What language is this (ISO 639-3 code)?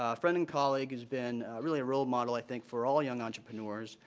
eng